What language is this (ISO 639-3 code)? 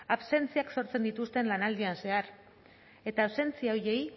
eus